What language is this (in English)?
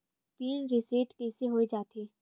Chhattisgarhi